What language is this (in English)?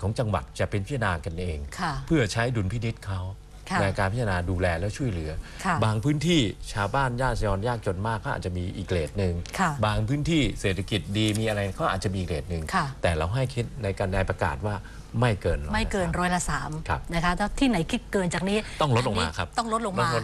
Thai